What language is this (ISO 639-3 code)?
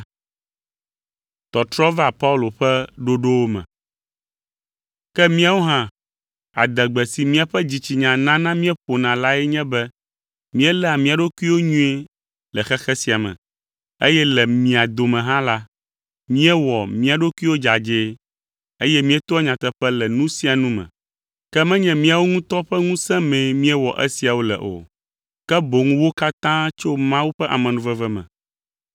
ewe